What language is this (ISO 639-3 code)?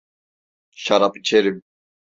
tur